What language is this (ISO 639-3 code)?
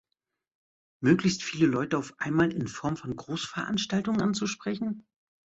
deu